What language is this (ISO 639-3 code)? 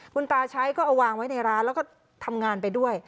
tha